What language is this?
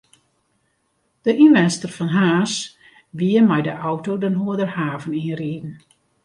Western Frisian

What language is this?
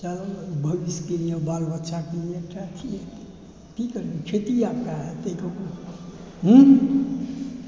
Maithili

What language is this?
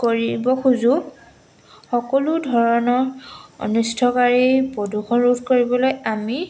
Assamese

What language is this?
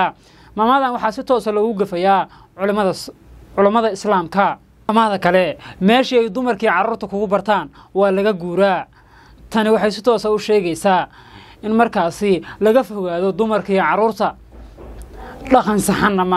Arabic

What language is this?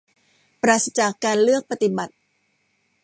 Thai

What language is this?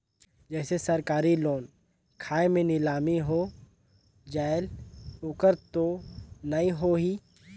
Chhattisgarhi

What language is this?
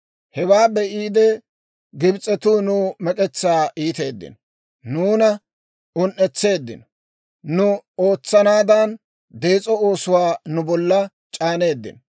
Dawro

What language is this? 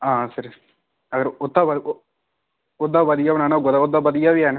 Dogri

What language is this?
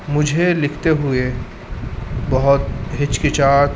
Urdu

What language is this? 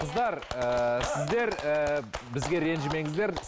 Kazakh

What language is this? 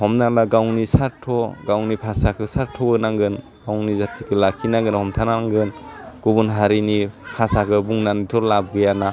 Bodo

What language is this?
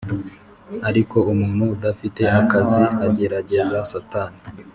Kinyarwanda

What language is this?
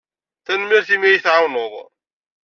Kabyle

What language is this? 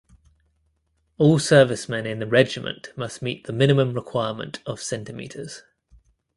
English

